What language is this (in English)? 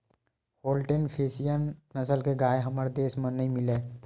Chhattisgarhi